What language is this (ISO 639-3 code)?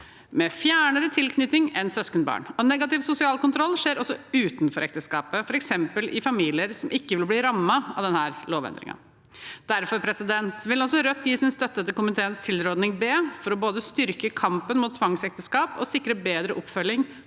nor